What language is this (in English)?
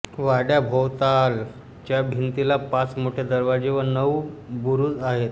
Marathi